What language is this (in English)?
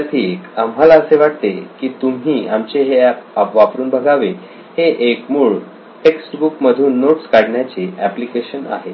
Marathi